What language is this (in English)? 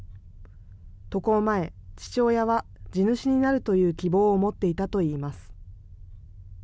Japanese